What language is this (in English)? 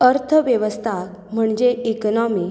Konkani